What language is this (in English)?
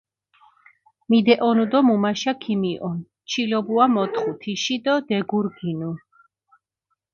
Mingrelian